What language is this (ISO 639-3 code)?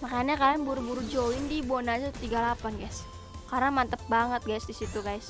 ind